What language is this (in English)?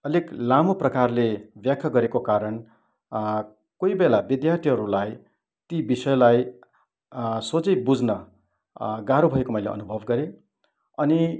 Nepali